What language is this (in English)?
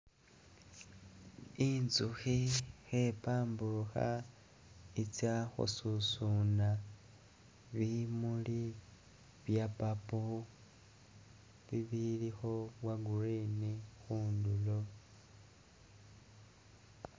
Masaaba